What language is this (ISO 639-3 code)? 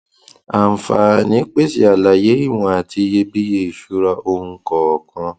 yor